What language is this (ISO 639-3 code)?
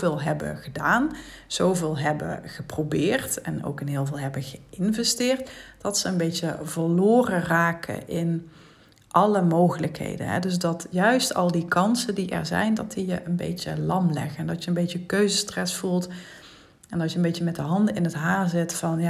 nld